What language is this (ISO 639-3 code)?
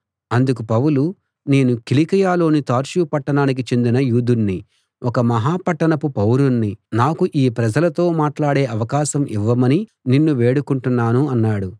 tel